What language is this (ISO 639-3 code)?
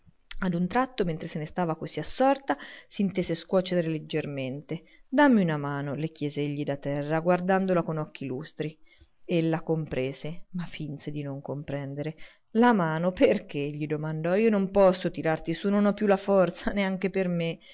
ita